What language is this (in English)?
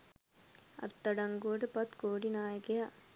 Sinhala